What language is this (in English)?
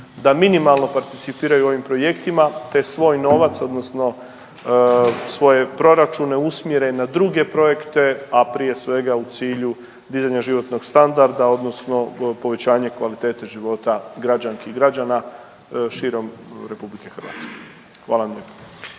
Croatian